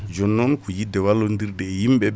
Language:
Fula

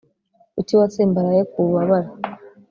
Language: Kinyarwanda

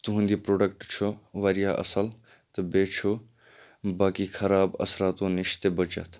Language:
Kashmiri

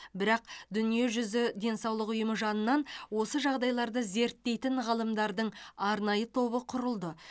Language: Kazakh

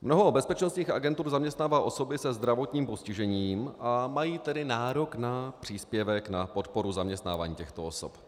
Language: Czech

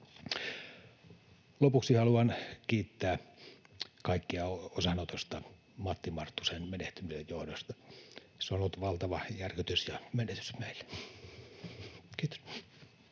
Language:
Finnish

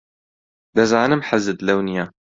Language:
Central Kurdish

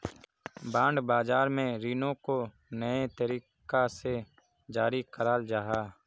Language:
Magahi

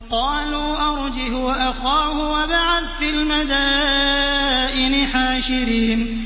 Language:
Arabic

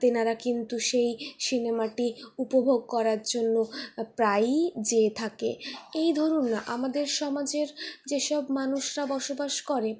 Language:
Bangla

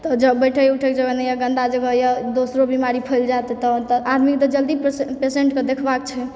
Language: Maithili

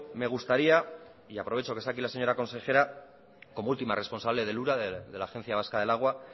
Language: Spanish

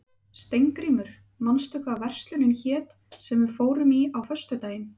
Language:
Icelandic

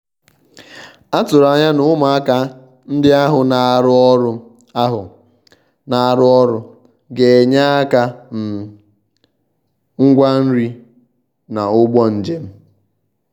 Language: Igbo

